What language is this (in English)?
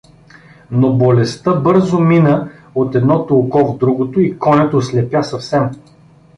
Bulgarian